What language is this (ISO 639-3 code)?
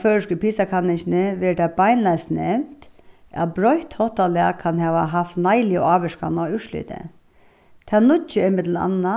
fao